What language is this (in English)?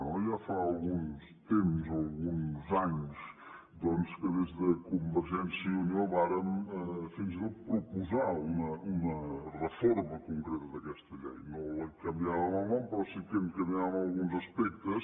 Catalan